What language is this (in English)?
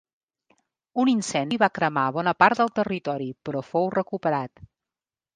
Catalan